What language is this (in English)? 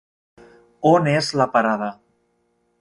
Catalan